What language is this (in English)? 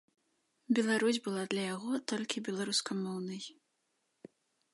Belarusian